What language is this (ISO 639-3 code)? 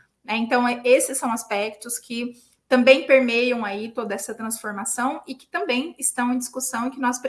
por